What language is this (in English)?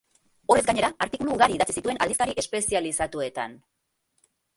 Basque